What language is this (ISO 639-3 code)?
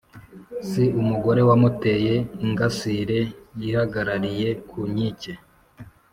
kin